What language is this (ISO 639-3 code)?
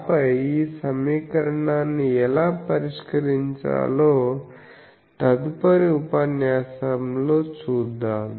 tel